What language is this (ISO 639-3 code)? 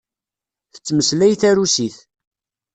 kab